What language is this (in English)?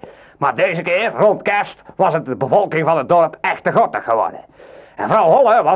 Dutch